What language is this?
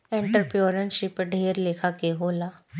Bhojpuri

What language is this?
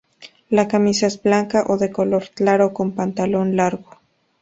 Spanish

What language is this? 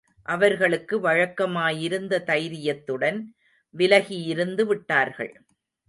Tamil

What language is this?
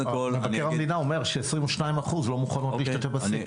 Hebrew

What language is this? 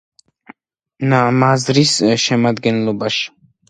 Georgian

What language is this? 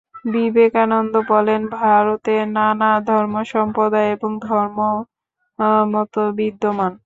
Bangla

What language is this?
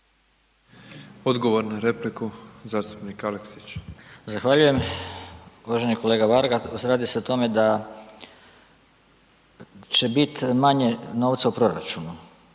Croatian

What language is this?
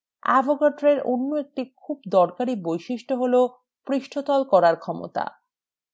Bangla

